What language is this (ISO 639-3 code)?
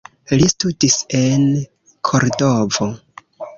epo